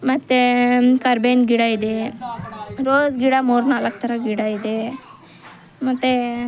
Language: Kannada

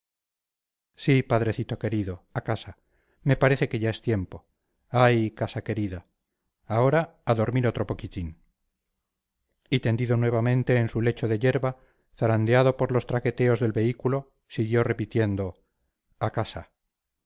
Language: Spanish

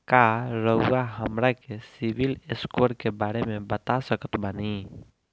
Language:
Bhojpuri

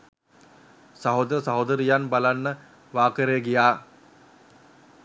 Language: Sinhala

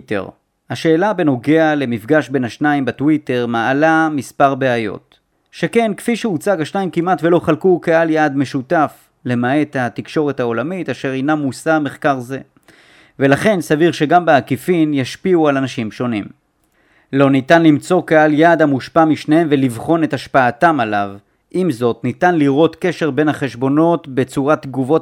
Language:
Hebrew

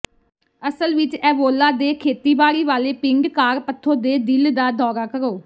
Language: Punjabi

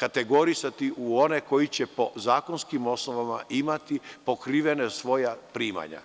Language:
Serbian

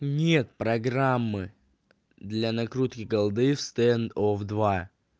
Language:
Russian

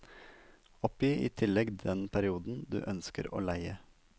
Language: Norwegian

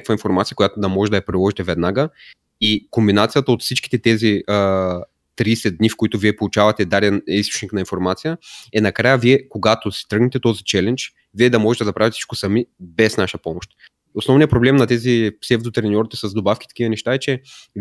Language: Bulgarian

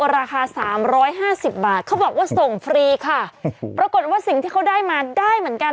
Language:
Thai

